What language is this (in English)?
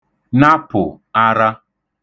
Igbo